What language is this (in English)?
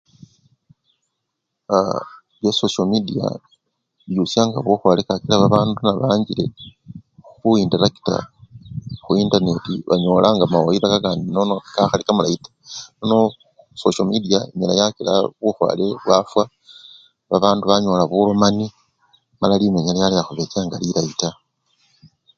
Luyia